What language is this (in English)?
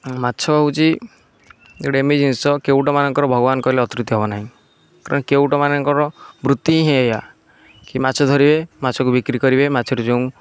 Odia